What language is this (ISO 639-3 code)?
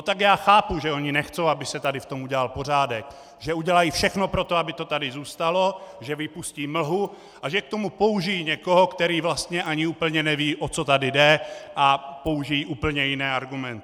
ces